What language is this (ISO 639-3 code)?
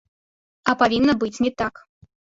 bel